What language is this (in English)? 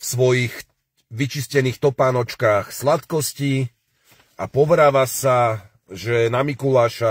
Slovak